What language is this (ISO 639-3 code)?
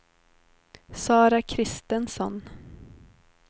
swe